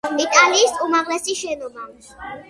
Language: Georgian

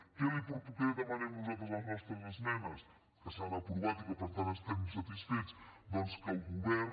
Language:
Catalan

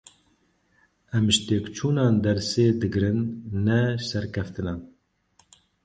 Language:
Kurdish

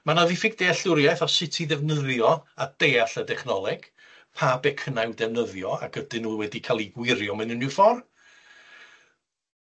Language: Welsh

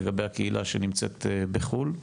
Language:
Hebrew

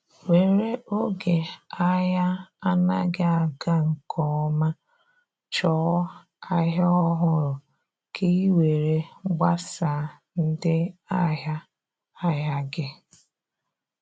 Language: Igbo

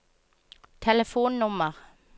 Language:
Norwegian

